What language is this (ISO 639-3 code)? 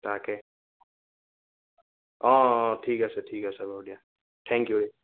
asm